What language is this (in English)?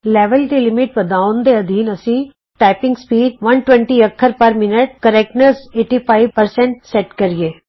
Punjabi